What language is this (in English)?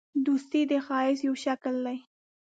Pashto